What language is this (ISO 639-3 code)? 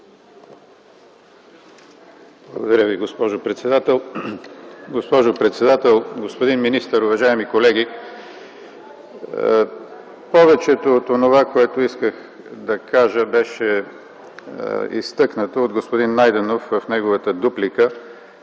bul